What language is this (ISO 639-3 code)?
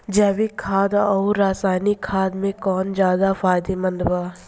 bho